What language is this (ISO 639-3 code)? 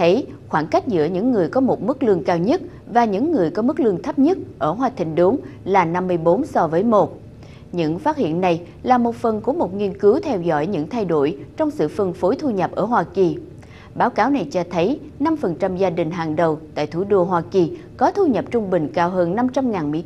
vie